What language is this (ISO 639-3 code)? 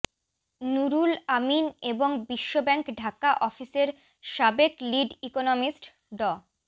ben